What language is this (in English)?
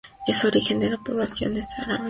Spanish